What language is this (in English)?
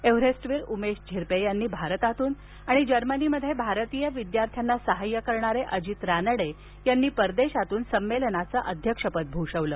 Marathi